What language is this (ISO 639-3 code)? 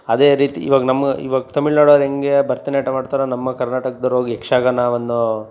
kan